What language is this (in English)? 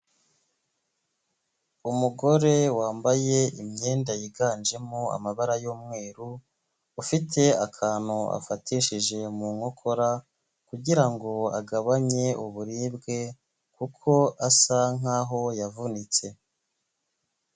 Kinyarwanda